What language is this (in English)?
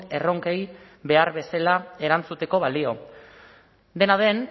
Basque